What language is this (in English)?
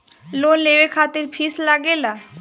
Bhojpuri